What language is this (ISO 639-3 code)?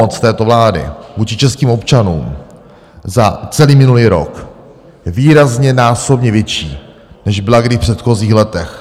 ces